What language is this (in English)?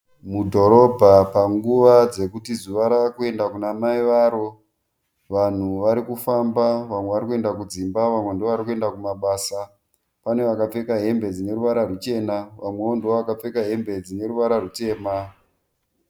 Shona